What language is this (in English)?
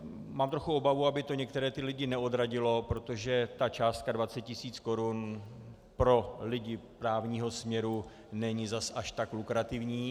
Czech